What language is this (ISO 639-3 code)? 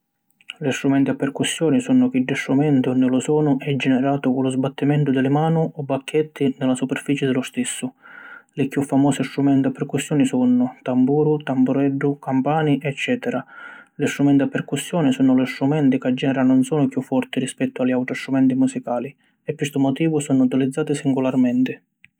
scn